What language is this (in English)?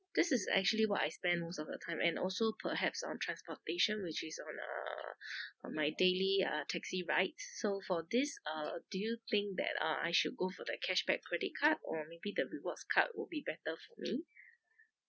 English